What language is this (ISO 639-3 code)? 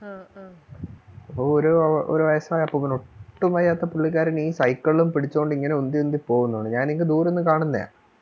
mal